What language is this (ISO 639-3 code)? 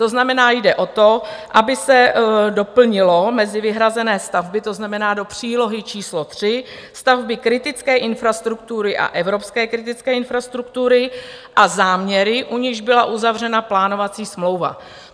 ces